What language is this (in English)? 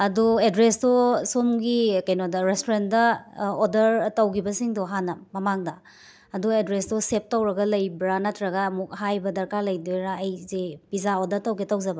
Manipuri